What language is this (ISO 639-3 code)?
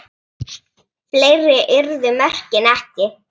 isl